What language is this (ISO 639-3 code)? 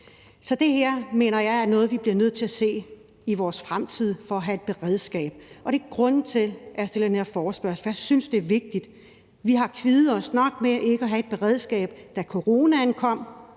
dan